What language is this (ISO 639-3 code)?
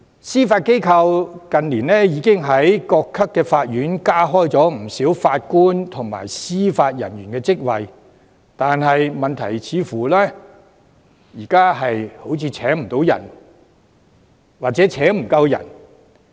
yue